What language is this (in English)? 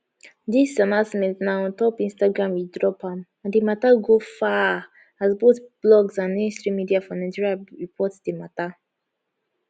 Nigerian Pidgin